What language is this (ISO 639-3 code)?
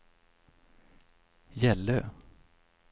swe